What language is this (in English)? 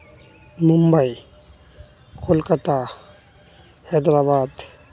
Santali